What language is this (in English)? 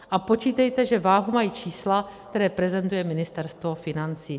Czech